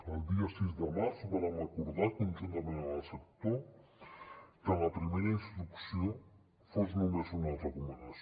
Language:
Catalan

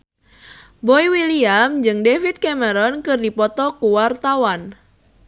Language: Sundanese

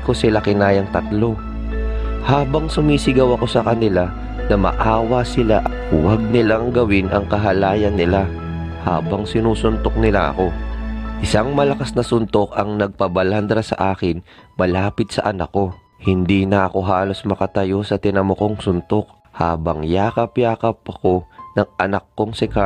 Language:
Filipino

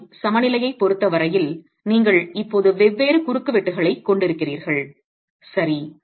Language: Tamil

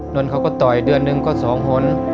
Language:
Thai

